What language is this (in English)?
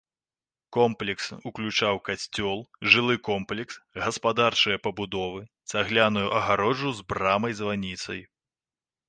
Belarusian